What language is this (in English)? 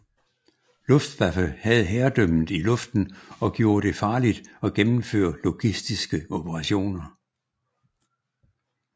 Danish